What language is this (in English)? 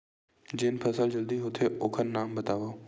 Chhattisgarhi